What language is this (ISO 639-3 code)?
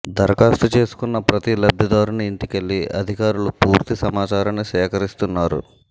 tel